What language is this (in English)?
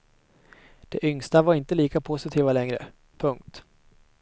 Swedish